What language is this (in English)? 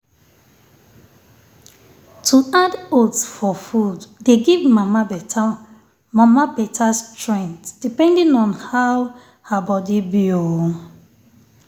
Nigerian Pidgin